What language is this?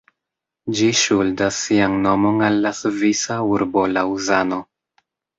Esperanto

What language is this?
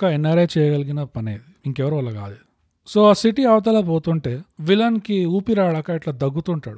Telugu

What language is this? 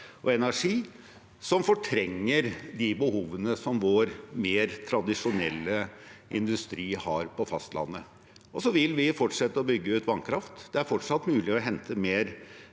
Norwegian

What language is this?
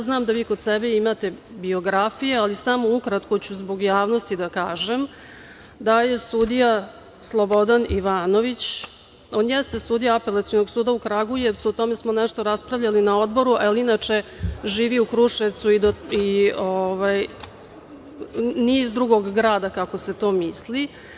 Serbian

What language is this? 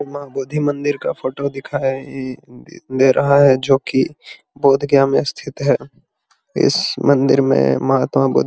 Magahi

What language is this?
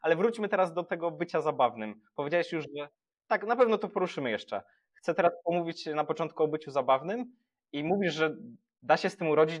Polish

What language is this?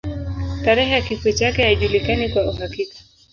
Swahili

